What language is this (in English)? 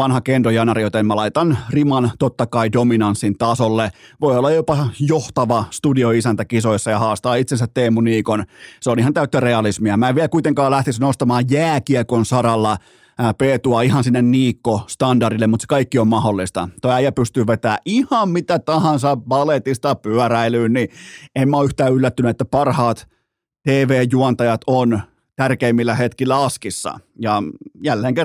Finnish